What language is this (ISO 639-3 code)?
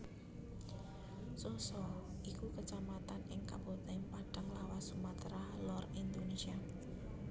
jav